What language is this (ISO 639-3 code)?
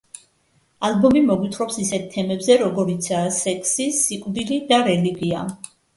kat